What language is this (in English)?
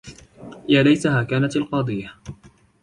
Arabic